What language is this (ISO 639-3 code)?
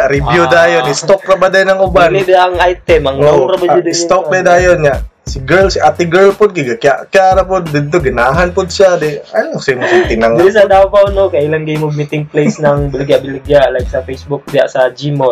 fil